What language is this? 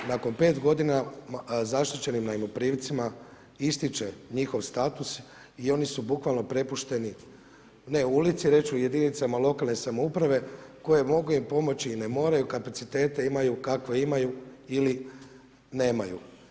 Croatian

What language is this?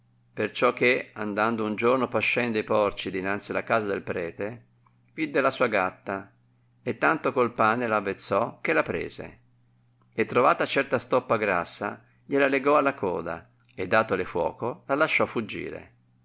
Italian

